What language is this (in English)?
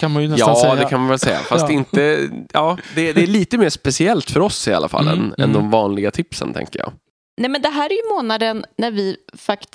Swedish